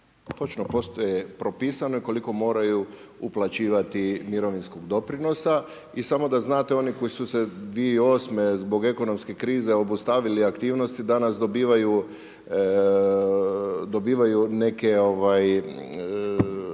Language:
Croatian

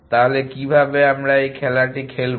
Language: Bangla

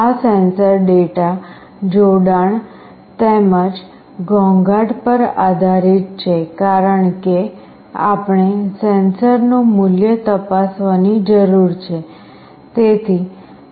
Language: Gujarati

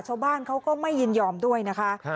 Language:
Thai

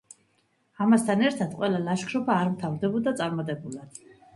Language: Georgian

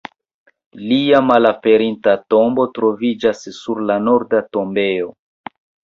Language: Esperanto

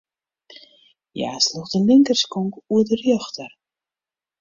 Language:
Western Frisian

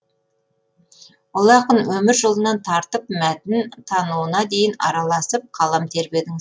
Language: Kazakh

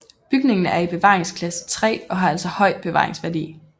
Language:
Danish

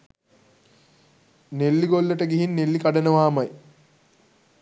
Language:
Sinhala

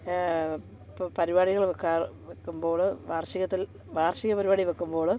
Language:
Malayalam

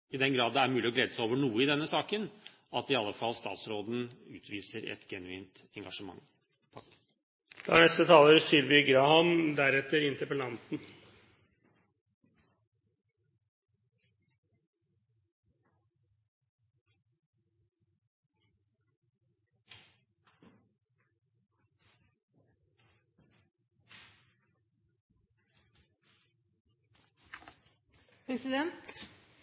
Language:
Norwegian Bokmål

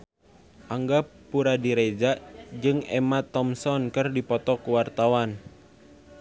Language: Sundanese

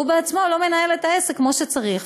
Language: Hebrew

